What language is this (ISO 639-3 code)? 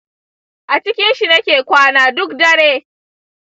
hau